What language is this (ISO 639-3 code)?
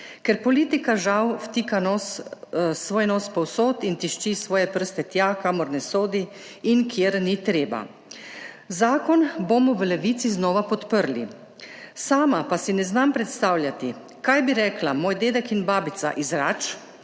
slv